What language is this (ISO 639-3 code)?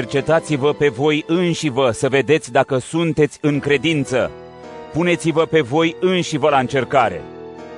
ron